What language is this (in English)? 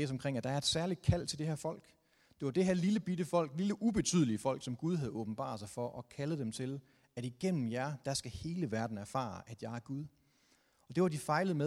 Danish